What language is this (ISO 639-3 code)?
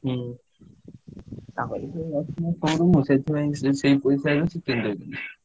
ori